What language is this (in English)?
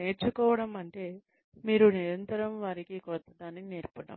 Telugu